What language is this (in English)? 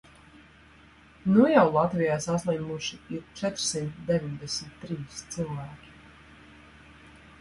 Latvian